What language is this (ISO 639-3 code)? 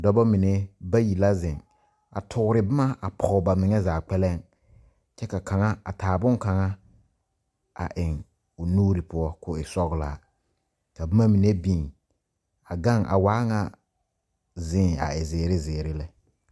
dga